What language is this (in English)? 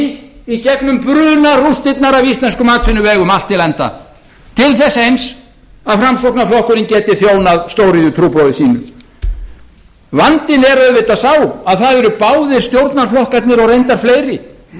Icelandic